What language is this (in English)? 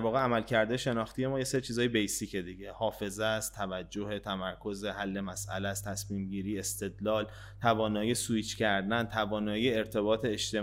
Persian